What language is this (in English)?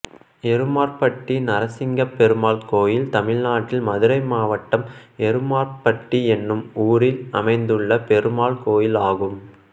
Tamil